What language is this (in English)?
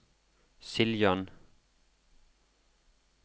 Norwegian